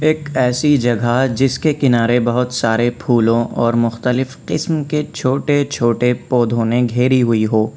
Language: Urdu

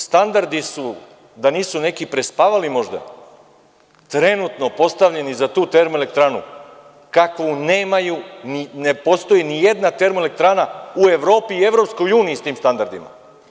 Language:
Serbian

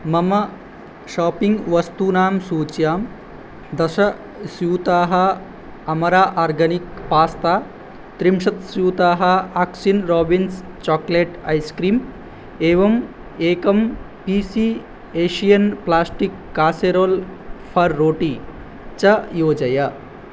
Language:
Sanskrit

